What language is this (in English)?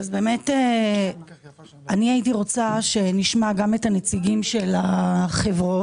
Hebrew